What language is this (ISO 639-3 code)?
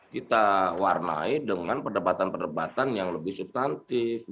ind